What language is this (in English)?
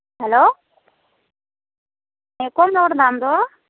Santali